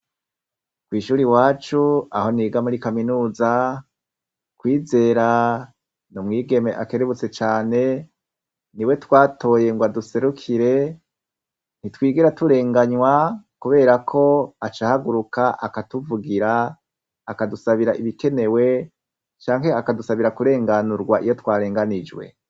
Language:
Rundi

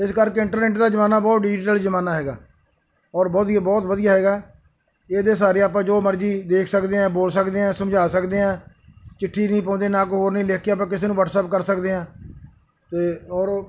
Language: Punjabi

